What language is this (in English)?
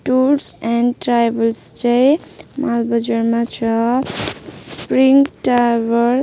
Nepali